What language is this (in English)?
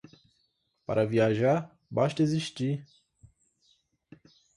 Portuguese